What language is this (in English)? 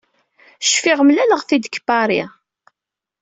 Kabyle